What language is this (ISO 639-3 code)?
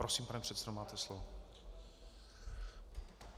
ces